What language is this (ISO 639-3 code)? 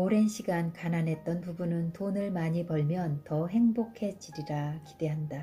kor